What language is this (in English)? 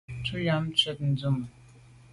Medumba